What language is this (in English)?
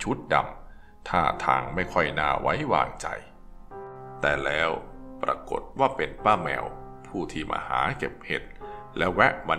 Thai